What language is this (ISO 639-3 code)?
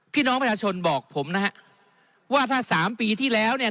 tha